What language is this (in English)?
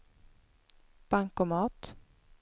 Swedish